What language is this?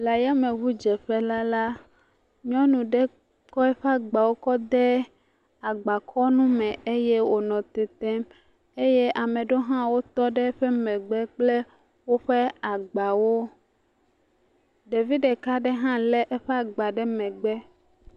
Ewe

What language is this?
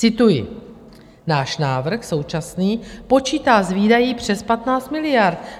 Czech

